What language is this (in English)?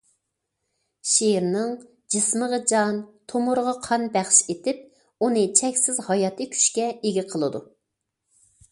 Uyghur